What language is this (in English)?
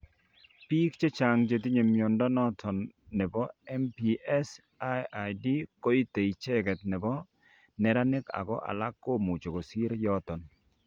Kalenjin